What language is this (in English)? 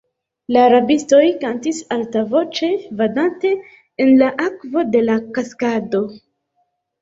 Esperanto